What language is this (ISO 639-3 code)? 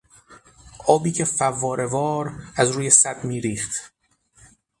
fas